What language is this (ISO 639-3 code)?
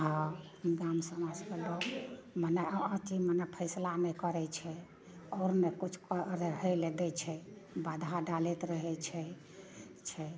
mai